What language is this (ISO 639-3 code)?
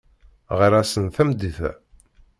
kab